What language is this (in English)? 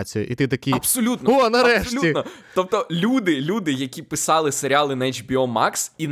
Ukrainian